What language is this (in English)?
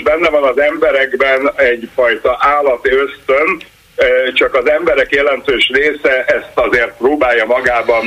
Hungarian